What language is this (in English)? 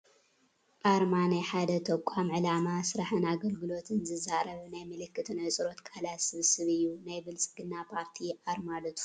Tigrinya